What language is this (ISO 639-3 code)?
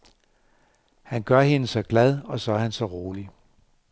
dan